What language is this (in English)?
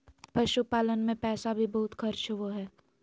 Magahi